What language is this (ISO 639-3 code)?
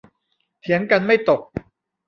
tha